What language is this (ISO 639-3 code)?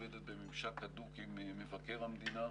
heb